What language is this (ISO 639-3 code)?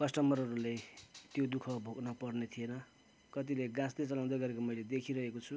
nep